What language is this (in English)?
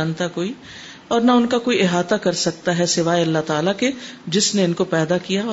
Urdu